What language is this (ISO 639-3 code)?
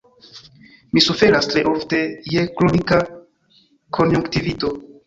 epo